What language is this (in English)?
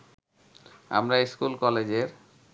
Bangla